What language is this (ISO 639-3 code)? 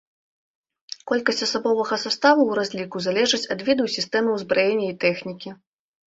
bel